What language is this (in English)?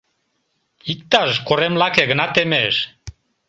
Mari